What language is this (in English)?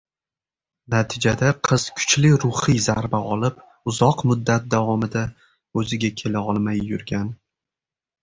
Uzbek